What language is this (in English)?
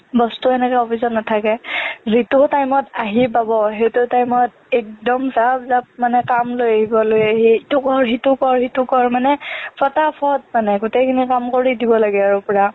Assamese